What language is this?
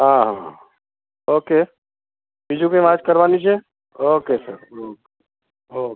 Gujarati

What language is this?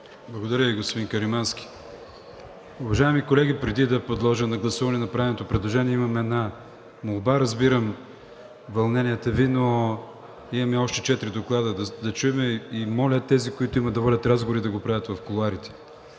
Bulgarian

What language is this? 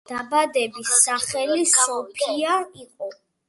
Georgian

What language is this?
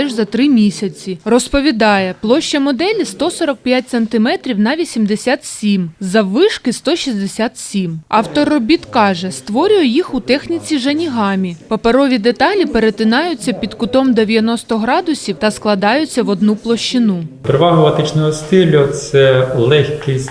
Ukrainian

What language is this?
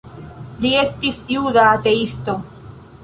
Esperanto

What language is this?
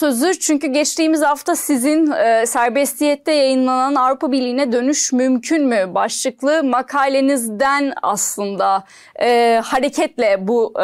Turkish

